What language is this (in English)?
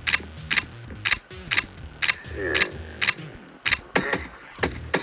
Italian